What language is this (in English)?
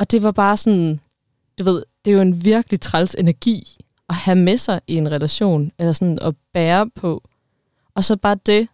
Danish